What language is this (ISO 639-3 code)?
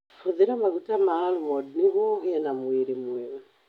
kik